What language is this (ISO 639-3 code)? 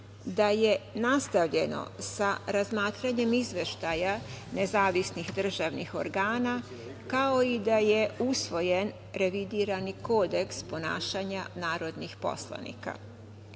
srp